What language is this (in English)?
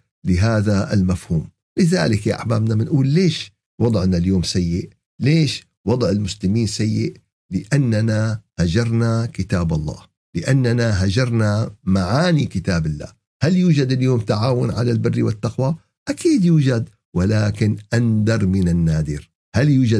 Arabic